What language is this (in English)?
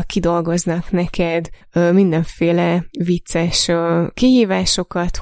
Hungarian